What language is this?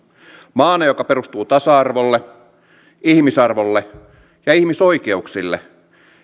Finnish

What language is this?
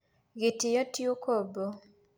Kikuyu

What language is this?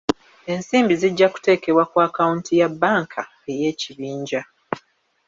Ganda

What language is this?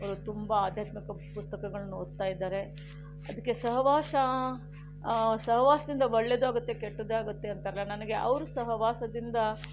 Kannada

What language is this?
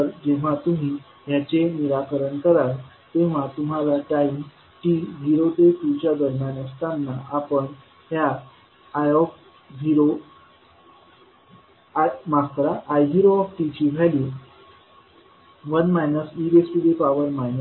Marathi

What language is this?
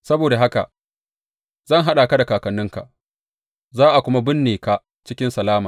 Hausa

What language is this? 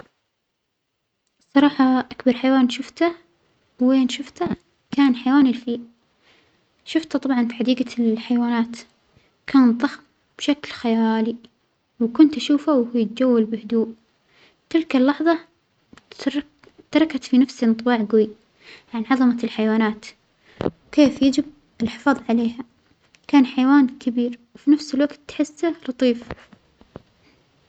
Omani Arabic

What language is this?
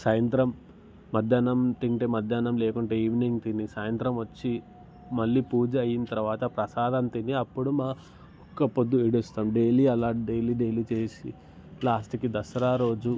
Telugu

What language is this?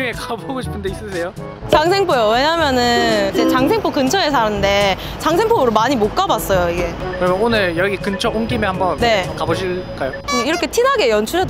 Korean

